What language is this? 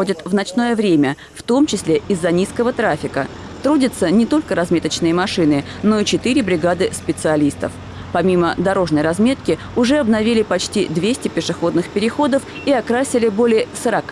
Russian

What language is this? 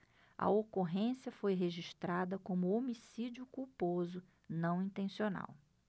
Portuguese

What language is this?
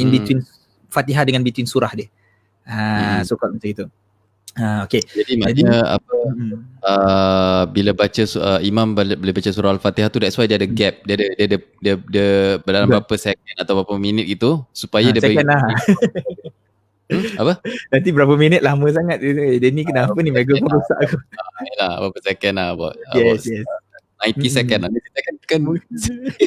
Malay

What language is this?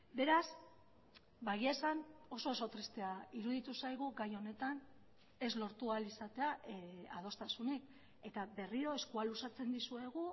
Basque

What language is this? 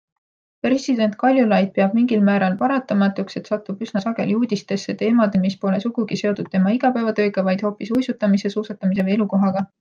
Estonian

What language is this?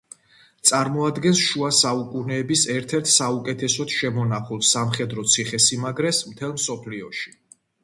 Georgian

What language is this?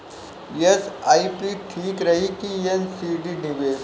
Bhojpuri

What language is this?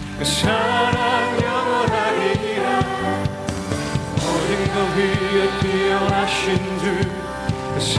Korean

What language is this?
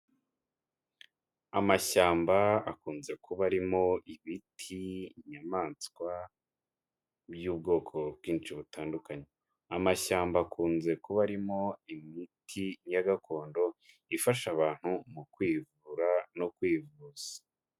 Kinyarwanda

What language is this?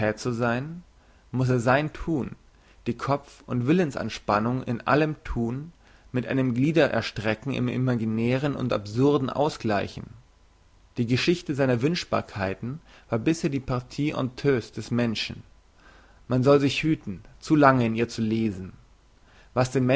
German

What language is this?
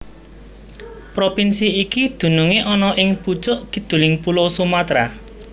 Javanese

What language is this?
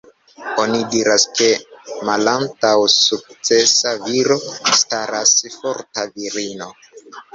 Esperanto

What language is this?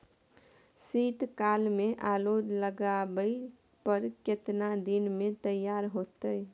Maithili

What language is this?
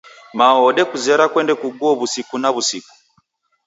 Taita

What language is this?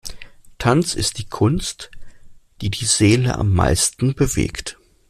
German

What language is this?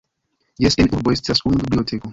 Esperanto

